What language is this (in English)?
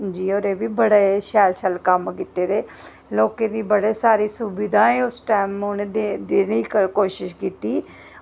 Dogri